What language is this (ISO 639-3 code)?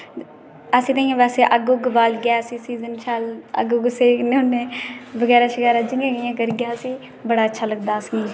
doi